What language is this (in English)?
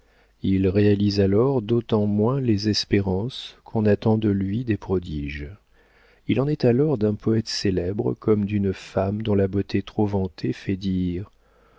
French